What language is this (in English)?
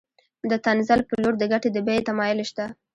Pashto